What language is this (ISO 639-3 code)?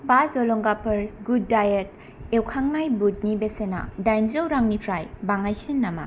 brx